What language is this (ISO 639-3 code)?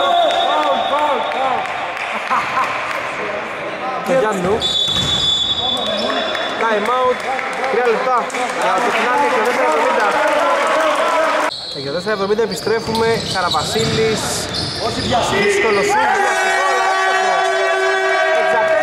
ell